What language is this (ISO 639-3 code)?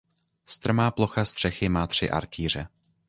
ces